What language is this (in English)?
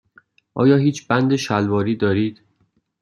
Persian